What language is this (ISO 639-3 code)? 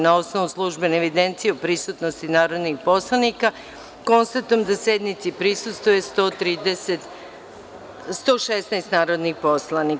srp